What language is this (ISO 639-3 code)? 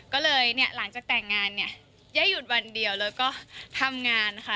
tha